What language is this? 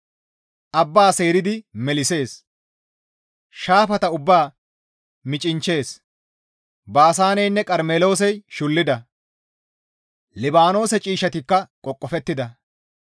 Gamo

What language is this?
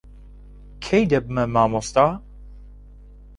Central Kurdish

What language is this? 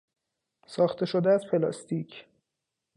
Persian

